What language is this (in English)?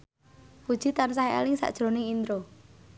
Javanese